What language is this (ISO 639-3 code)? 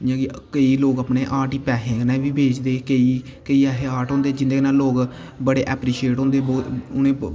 doi